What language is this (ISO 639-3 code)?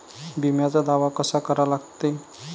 mar